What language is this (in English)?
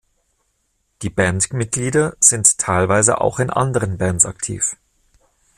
German